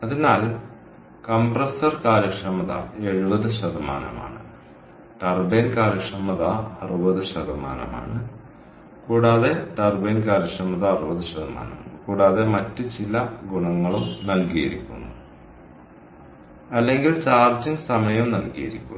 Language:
Malayalam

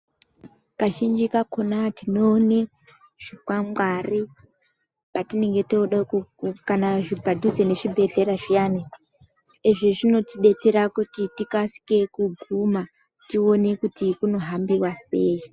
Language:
Ndau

